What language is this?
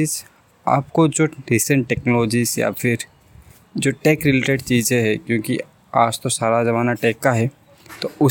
Hindi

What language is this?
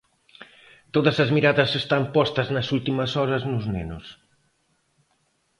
Galician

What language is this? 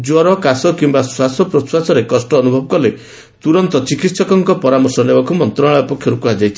Odia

